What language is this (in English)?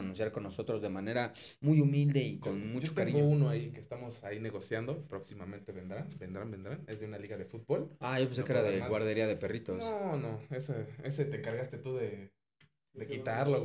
Spanish